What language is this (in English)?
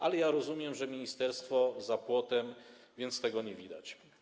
Polish